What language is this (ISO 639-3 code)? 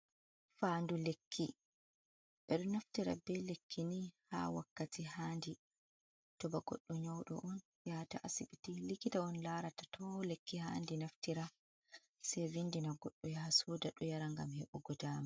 ful